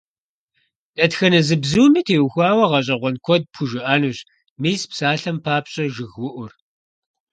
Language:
Kabardian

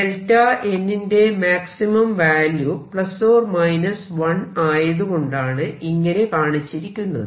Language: Malayalam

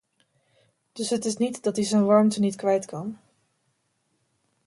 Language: Dutch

